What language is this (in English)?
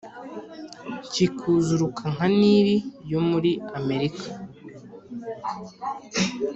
Kinyarwanda